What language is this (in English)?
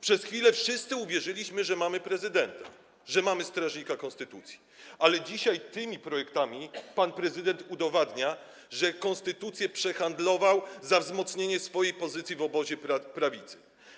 Polish